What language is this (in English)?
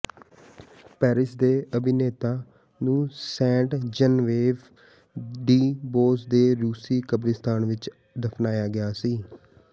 Punjabi